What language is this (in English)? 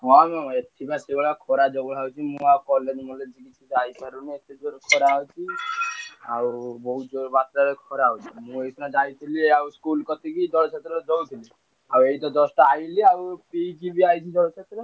Odia